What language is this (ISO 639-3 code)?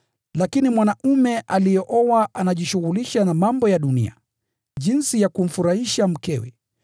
swa